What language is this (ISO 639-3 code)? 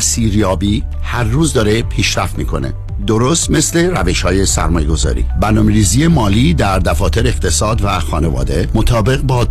fas